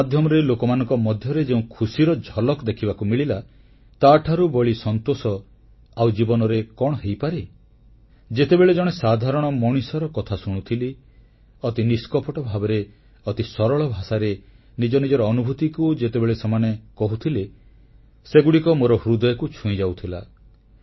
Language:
Odia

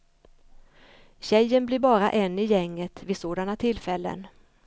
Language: Swedish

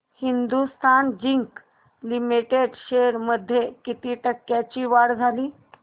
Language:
Marathi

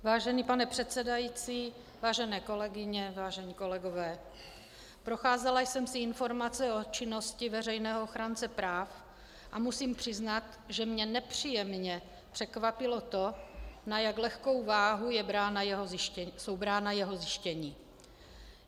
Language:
Czech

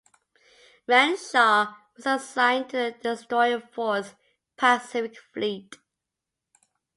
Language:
English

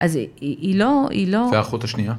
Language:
Hebrew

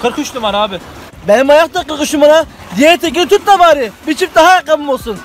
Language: Turkish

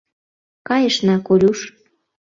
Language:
Mari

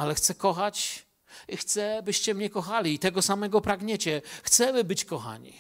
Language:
Polish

